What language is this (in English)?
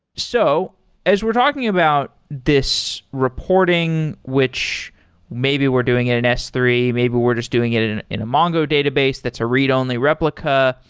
English